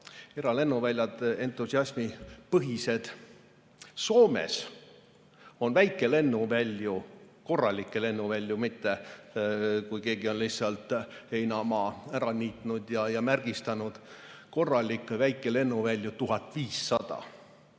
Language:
Estonian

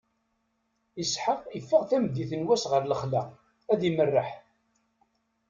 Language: Kabyle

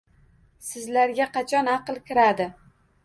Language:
Uzbek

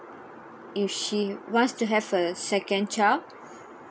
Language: English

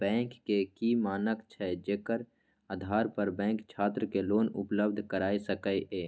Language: Maithili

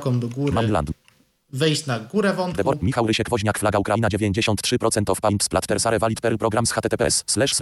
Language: Polish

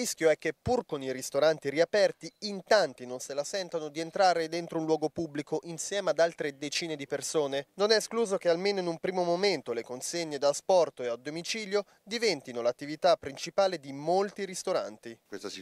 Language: Italian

